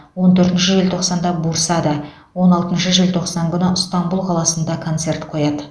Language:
Kazakh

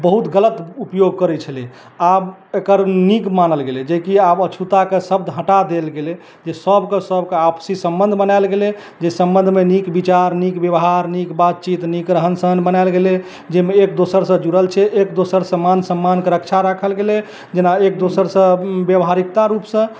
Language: Maithili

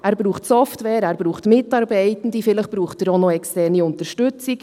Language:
Swiss German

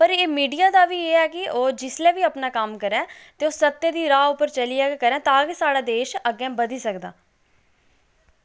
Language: Dogri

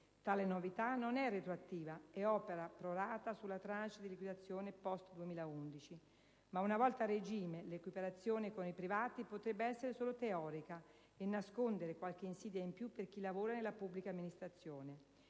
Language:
Italian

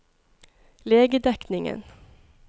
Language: Norwegian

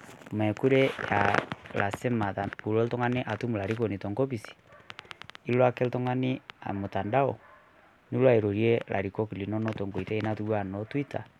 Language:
Masai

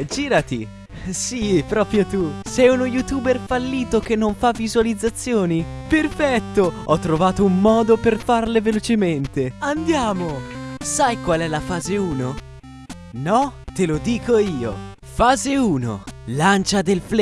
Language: Italian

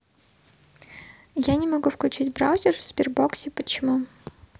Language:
Russian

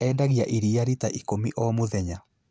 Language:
Kikuyu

